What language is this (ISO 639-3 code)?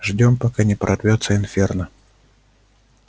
rus